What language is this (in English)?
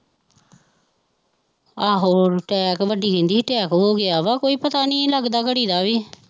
Punjabi